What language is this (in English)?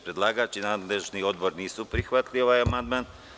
Serbian